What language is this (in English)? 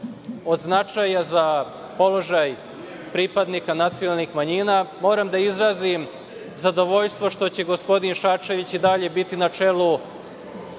Serbian